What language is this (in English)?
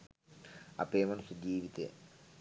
Sinhala